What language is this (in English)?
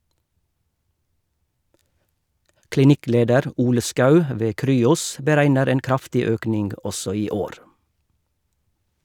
Norwegian